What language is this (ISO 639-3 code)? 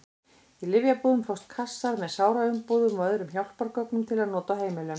isl